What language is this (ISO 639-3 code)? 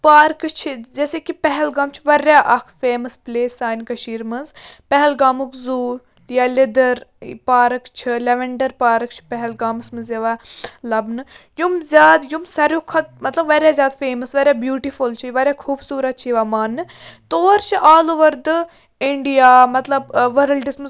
kas